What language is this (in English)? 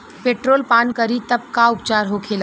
Bhojpuri